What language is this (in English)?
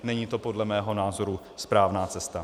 Czech